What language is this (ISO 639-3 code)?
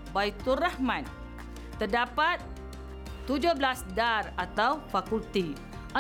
msa